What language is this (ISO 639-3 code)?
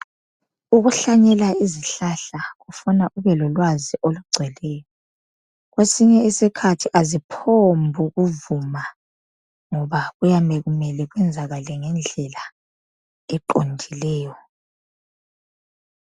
nde